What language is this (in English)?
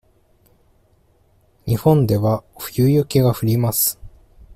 Japanese